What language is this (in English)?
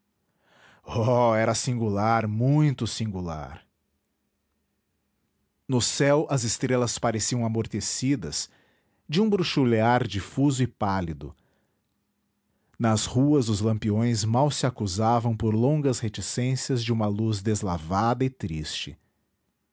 Portuguese